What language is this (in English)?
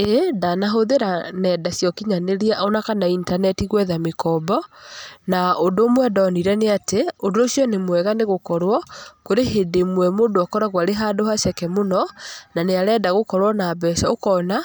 Kikuyu